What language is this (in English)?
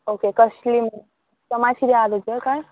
Konkani